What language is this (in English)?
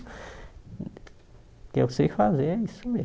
Portuguese